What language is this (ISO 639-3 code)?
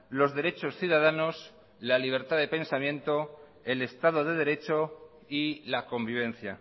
spa